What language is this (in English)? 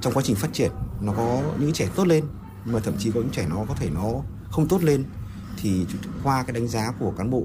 Vietnamese